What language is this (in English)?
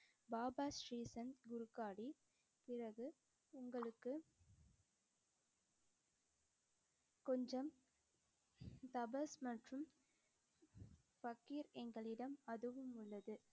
Tamil